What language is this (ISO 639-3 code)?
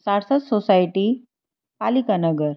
guj